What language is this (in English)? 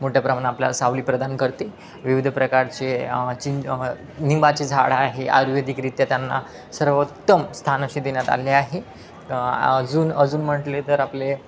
Marathi